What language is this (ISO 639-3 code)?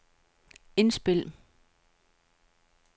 dan